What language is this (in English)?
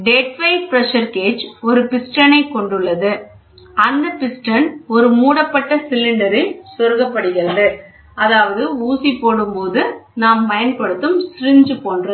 Tamil